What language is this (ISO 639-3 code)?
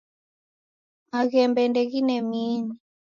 dav